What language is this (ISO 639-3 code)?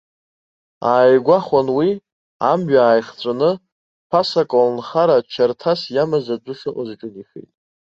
abk